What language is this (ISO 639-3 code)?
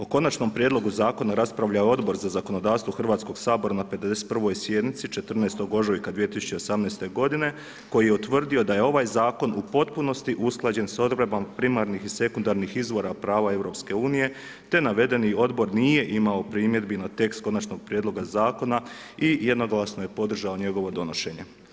hrv